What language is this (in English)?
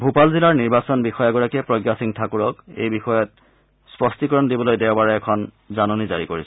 Assamese